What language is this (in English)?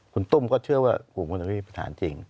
Thai